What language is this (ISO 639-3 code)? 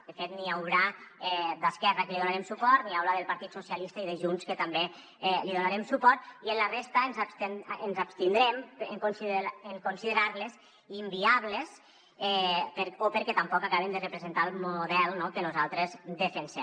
cat